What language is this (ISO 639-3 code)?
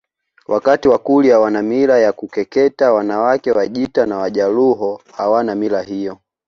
swa